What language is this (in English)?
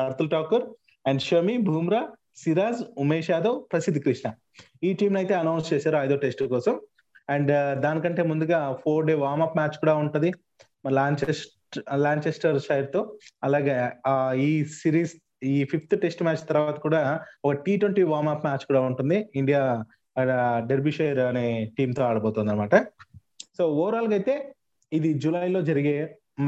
Telugu